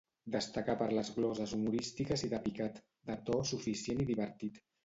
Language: Catalan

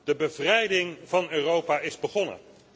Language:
Dutch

